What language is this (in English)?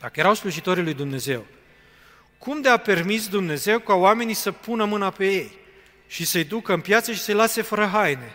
Romanian